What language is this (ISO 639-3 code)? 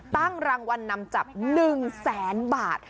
tha